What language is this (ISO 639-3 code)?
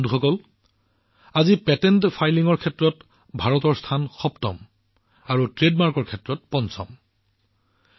asm